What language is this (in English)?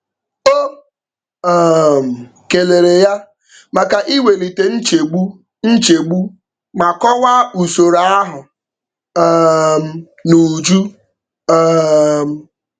Igbo